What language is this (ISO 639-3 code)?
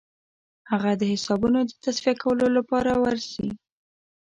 pus